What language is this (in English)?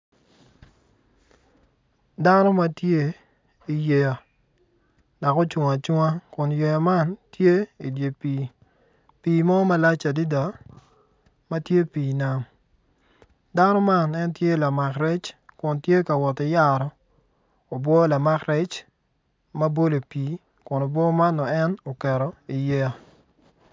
Acoli